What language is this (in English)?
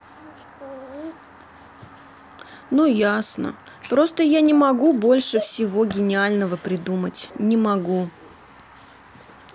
Russian